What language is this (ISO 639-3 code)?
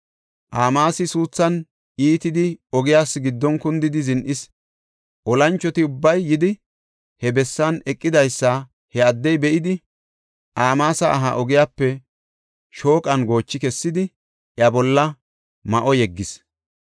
gof